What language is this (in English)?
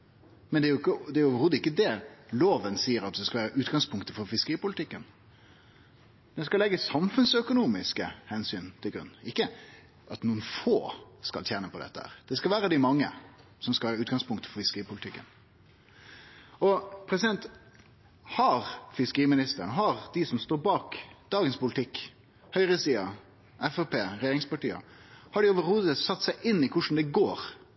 Norwegian Nynorsk